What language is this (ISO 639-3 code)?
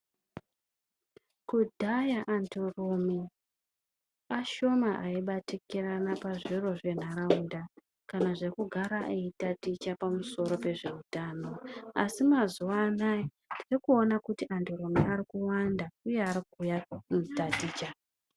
ndc